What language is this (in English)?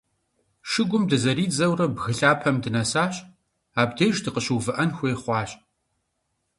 Kabardian